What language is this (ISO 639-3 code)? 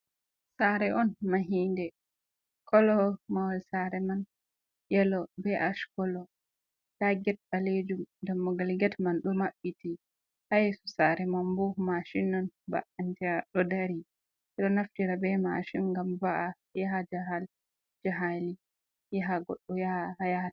ful